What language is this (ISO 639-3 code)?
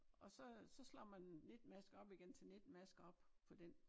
dan